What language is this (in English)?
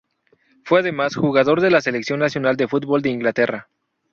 Spanish